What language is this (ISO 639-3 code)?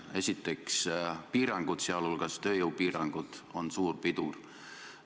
est